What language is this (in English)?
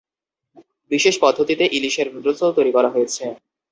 Bangla